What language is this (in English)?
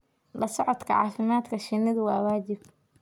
Somali